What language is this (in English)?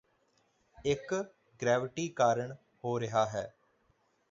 Punjabi